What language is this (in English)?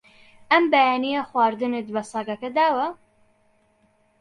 Central Kurdish